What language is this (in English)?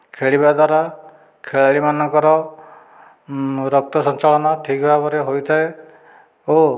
Odia